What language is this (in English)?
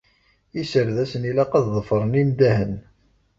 Kabyle